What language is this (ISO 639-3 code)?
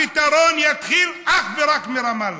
heb